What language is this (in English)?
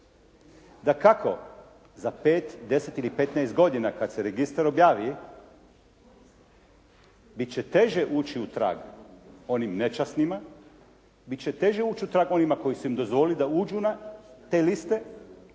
Croatian